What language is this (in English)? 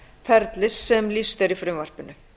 Icelandic